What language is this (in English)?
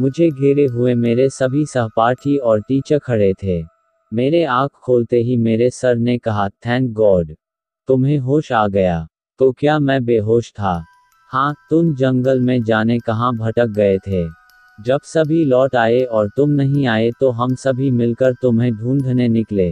Hindi